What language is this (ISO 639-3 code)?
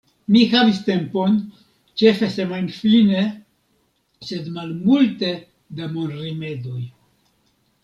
epo